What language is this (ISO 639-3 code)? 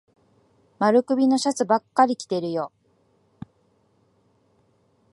jpn